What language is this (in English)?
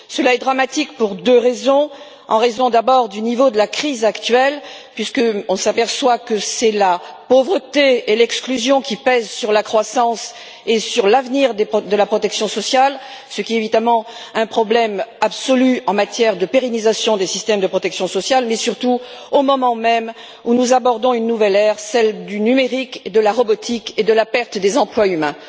French